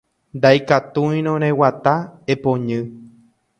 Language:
Guarani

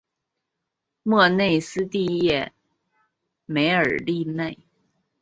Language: Chinese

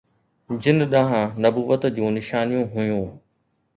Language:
Sindhi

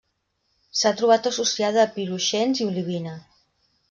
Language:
Catalan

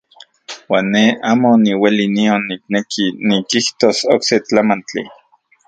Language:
Central Puebla Nahuatl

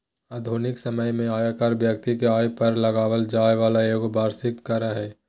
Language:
Magahi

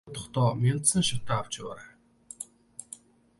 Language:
Mongolian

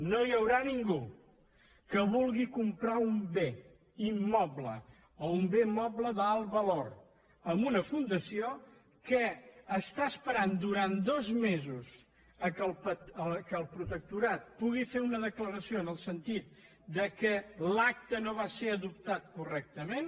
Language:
Catalan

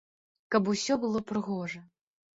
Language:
Belarusian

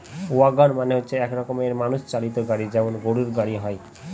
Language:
Bangla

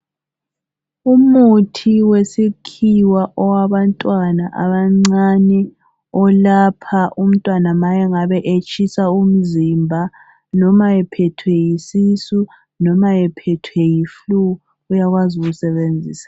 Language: North Ndebele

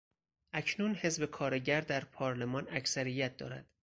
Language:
Persian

